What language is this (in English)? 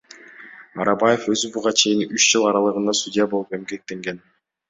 Kyrgyz